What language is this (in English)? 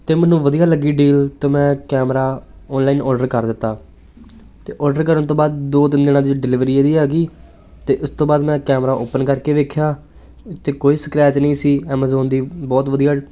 Punjabi